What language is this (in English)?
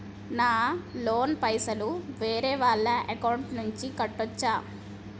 Telugu